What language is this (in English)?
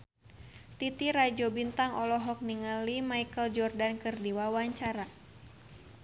Sundanese